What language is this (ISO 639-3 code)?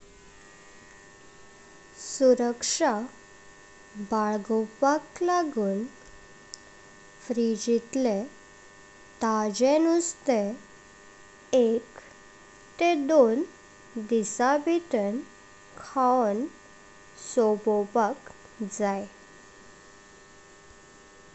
kok